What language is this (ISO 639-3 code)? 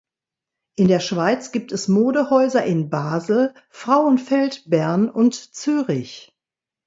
deu